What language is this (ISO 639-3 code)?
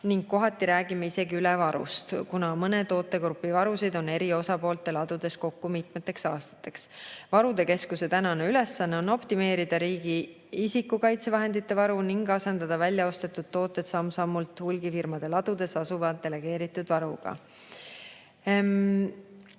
est